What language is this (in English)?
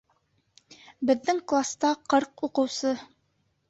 Bashkir